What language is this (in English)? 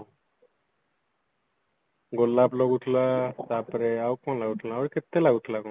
Odia